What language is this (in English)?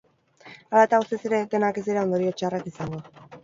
Basque